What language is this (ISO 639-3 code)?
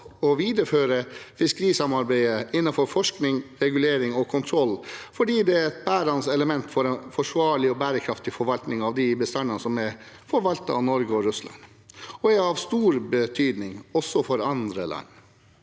nor